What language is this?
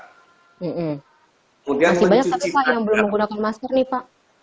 Indonesian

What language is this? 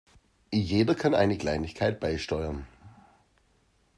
German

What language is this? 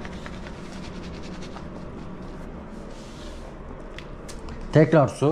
Turkish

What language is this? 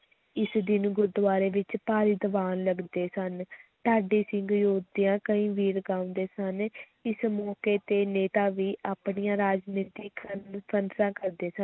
Punjabi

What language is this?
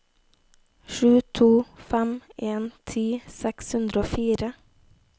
Norwegian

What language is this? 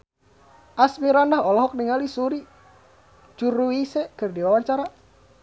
Sundanese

